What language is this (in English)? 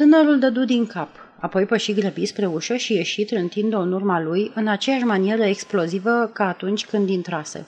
Romanian